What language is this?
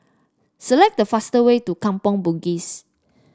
English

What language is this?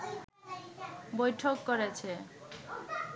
Bangla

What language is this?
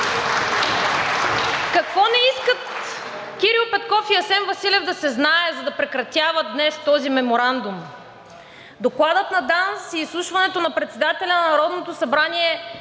Bulgarian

